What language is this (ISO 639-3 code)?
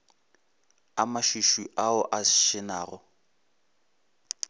nso